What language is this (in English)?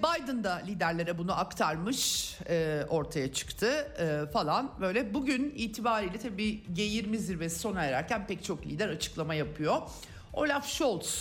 Turkish